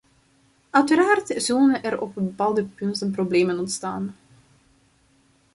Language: Dutch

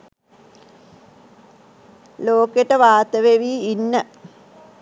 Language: Sinhala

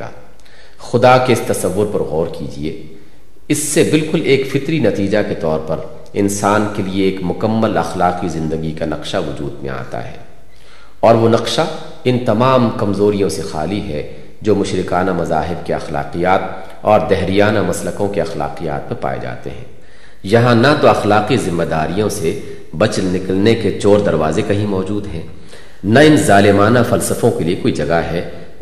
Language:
Urdu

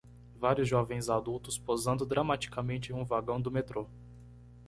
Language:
Portuguese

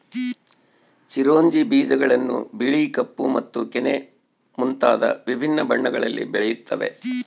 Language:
Kannada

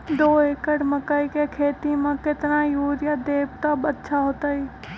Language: Magahi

